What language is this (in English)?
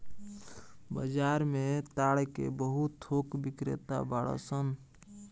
Bhojpuri